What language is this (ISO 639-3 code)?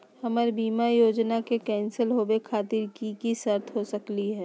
mag